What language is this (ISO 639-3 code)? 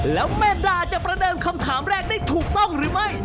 tha